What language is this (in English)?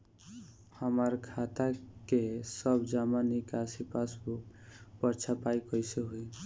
Bhojpuri